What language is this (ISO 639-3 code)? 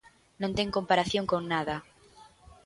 glg